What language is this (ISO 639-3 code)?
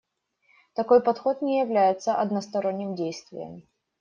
rus